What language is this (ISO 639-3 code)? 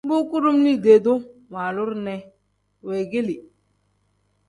kdh